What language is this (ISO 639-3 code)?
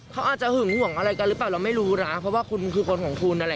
tha